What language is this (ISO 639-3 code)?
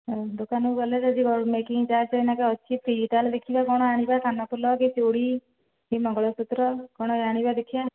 ori